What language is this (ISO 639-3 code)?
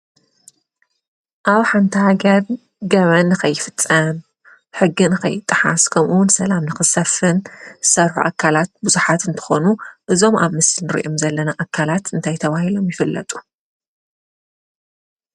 tir